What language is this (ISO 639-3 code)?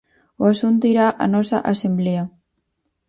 glg